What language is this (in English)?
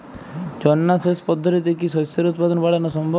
Bangla